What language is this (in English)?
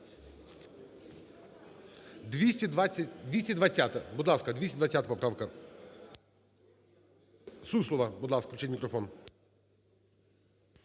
Ukrainian